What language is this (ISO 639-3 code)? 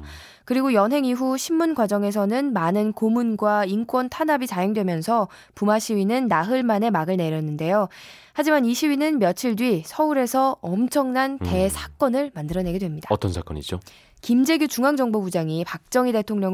kor